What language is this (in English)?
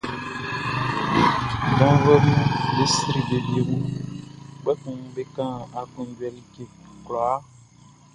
Baoulé